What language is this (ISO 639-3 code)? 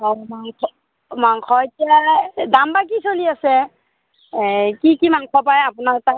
asm